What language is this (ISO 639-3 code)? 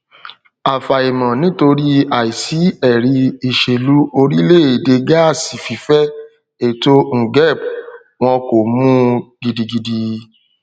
yor